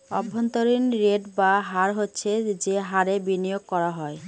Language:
Bangla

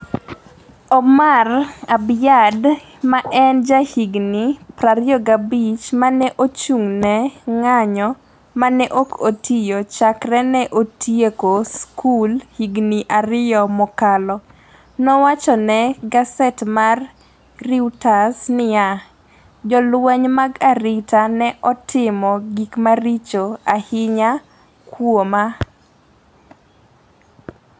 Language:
Luo (Kenya and Tanzania)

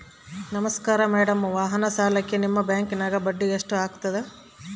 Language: Kannada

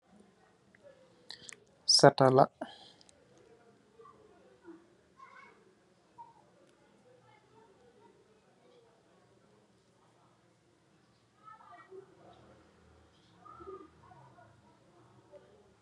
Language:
Wolof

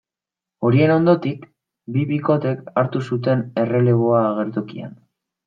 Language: Basque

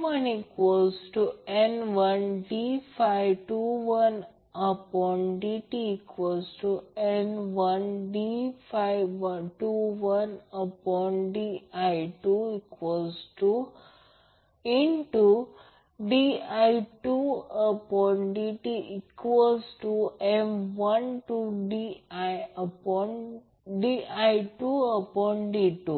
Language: Marathi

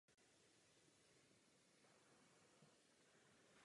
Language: Czech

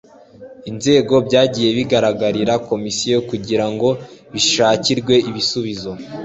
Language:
Kinyarwanda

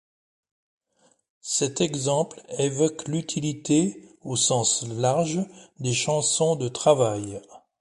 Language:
French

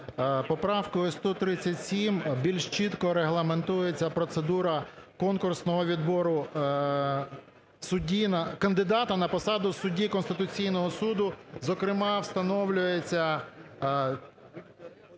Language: Ukrainian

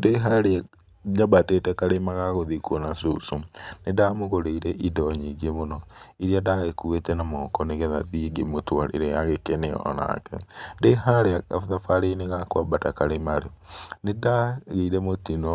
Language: Kikuyu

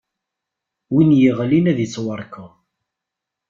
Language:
Kabyle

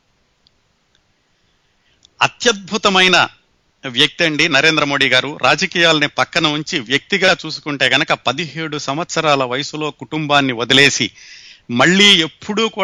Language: Telugu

